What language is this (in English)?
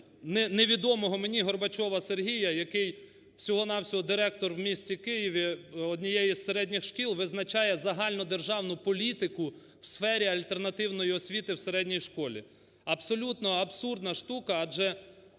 Ukrainian